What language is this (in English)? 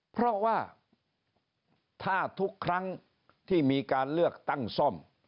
Thai